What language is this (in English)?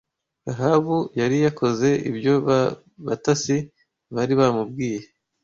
Kinyarwanda